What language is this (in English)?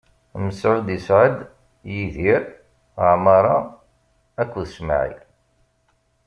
Kabyle